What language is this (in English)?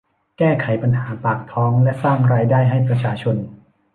Thai